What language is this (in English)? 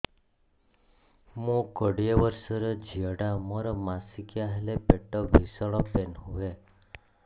Odia